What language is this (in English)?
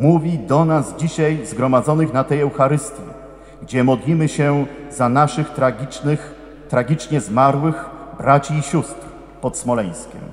Polish